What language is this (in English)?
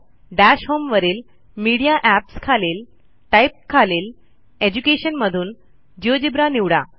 Marathi